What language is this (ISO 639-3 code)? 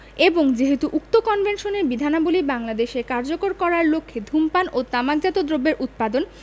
ben